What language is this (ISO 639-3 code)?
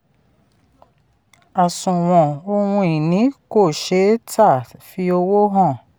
yor